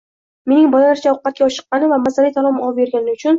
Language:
Uzbek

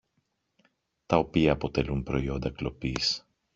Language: Greek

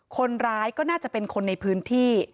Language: Thai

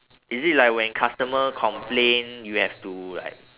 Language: English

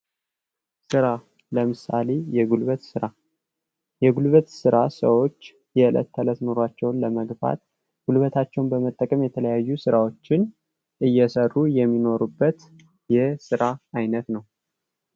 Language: Amharic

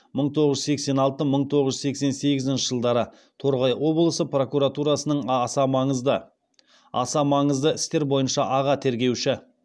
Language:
Kazakh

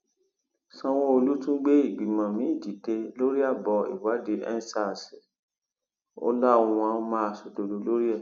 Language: Yoruba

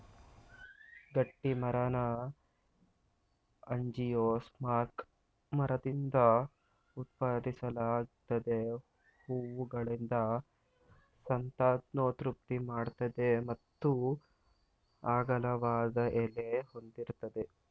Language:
Kannada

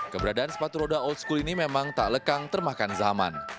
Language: Indonesian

